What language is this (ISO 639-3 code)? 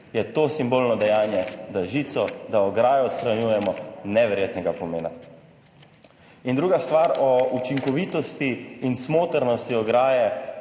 slv